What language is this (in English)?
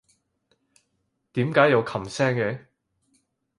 Cantonese